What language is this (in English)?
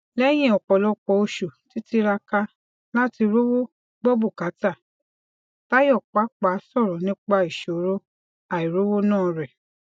Yoruba